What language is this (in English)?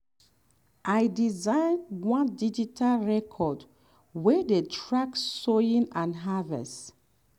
Nigerian Pidgin